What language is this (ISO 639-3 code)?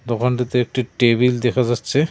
ben